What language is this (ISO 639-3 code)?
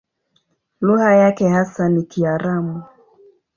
swa